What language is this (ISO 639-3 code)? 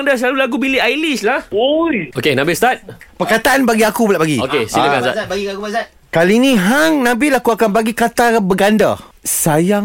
msa